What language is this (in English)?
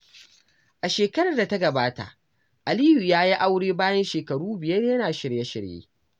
Hausa